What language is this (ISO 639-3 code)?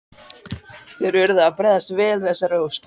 isl